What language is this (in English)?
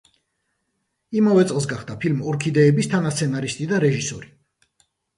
Georgian